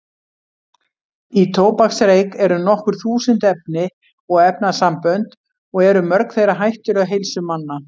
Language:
Icelandic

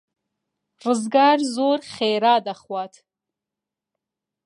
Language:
Central Kurdish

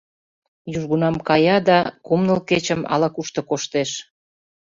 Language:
Mari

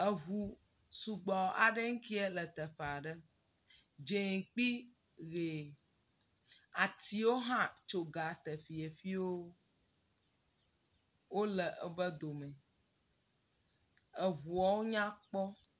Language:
Ewe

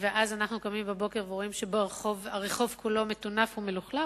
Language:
Hebrew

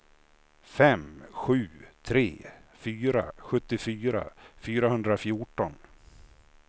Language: Swedish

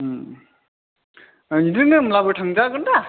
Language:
Bodo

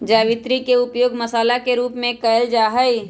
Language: Magahi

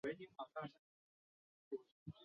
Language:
Chinese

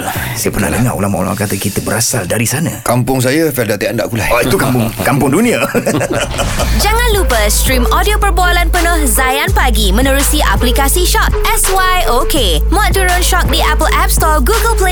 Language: Malay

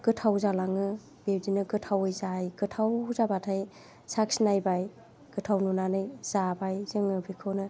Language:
Bodo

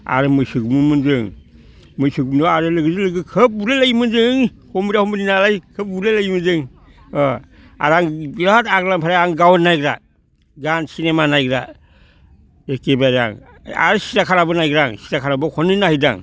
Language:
Bodo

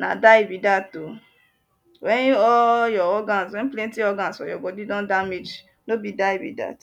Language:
Nigerian Pidgin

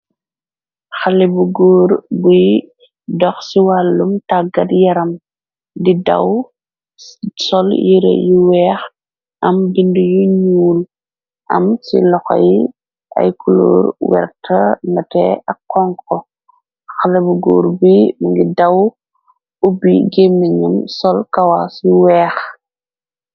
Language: Wolof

